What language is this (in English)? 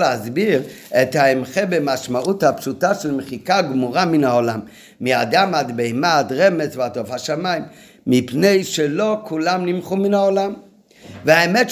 Hebrew